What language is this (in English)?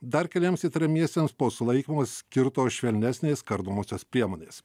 Lithuanian